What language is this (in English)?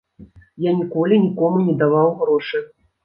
Belarusian